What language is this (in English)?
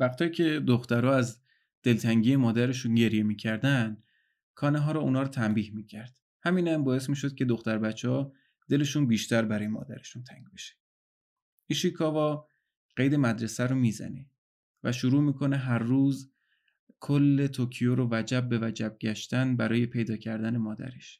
Persian